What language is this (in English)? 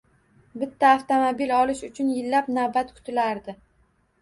Uzbek